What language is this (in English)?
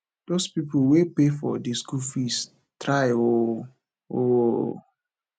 Nigerian Pidgin